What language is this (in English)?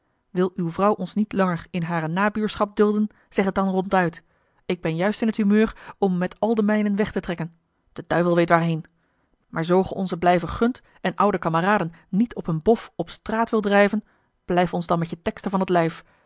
Dutch